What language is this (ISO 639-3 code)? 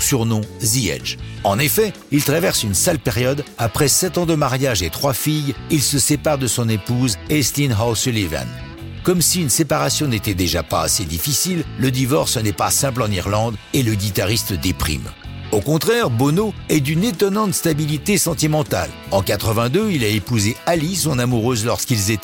fra